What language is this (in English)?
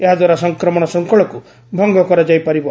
Odia